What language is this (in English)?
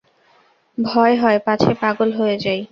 Bangla